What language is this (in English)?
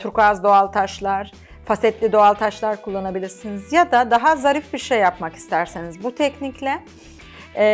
Turkish